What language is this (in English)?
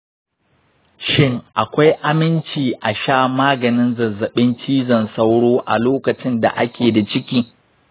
Hausa